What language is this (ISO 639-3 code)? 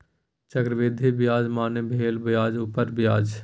mai